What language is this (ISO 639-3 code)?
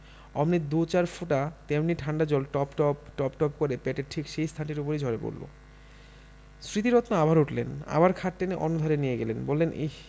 ben